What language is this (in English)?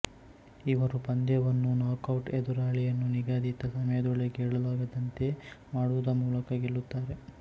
Kannada